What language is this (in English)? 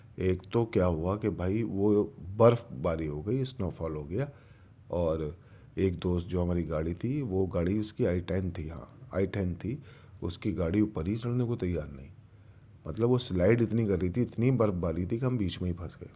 Urdu